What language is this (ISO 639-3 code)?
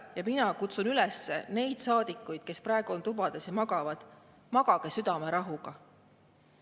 est